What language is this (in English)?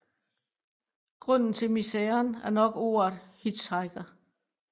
Danish